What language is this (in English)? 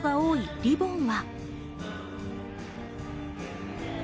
Japanese